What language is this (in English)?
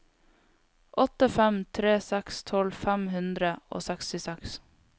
Norwegian